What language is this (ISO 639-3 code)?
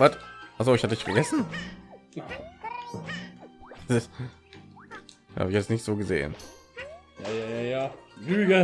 deu